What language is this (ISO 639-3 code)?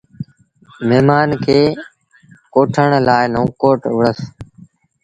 sbn